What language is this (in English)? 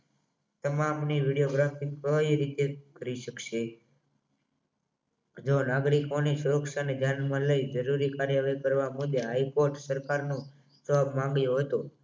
Gujarati